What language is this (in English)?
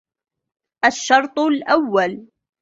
Arabic